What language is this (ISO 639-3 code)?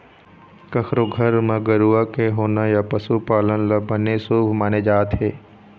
hne